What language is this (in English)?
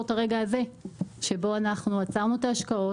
Hebrew